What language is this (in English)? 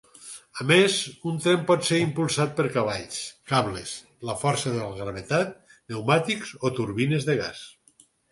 Catalan